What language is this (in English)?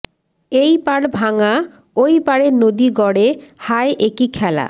Bangla